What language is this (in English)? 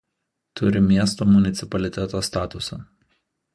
Lithuanian